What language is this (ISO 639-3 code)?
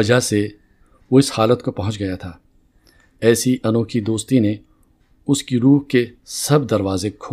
urd